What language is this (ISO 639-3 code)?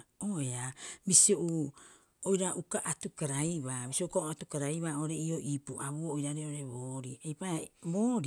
kyx